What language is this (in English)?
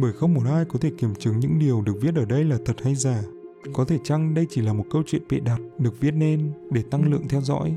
Vietnamese